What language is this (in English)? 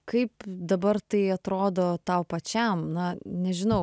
Lithuanian